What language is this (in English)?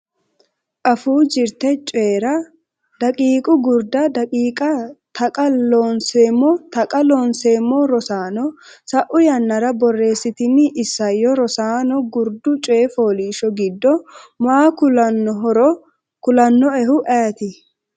Sidamo